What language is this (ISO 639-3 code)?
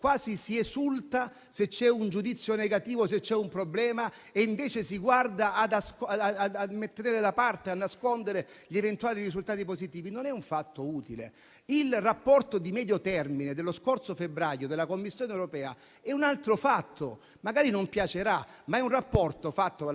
ita